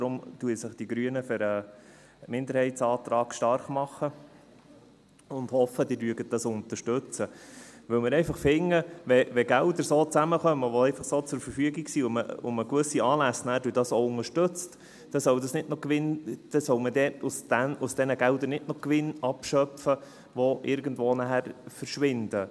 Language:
Swiss German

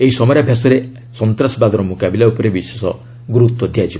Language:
Odia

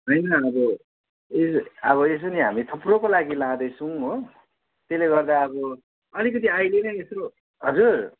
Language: Nepali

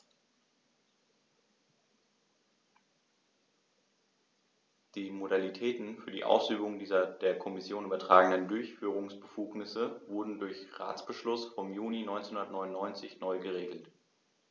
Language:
German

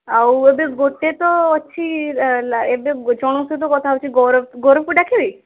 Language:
Odia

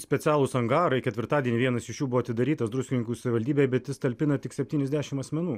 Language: Lithuanian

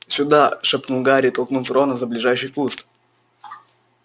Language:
Russian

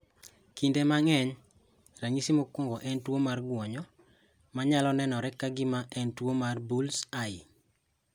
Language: Luo (Kenya and Tanzania)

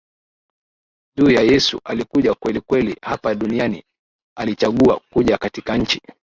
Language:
Swahili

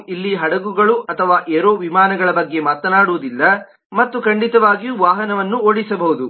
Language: Kannada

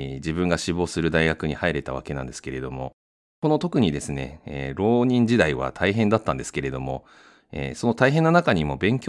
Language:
Japanese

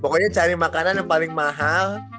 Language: Indonesian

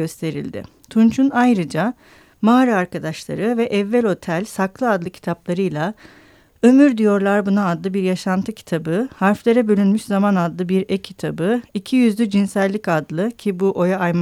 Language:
Turkish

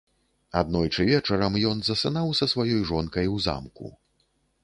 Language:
Belarusian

